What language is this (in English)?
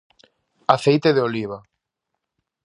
Galician